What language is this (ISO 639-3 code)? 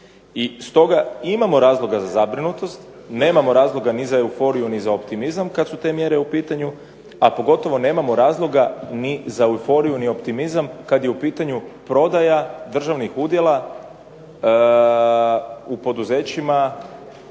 hrv